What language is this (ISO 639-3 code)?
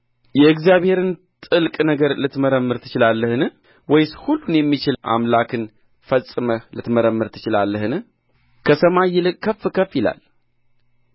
amh